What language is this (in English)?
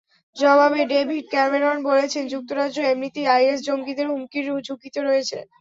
Bangla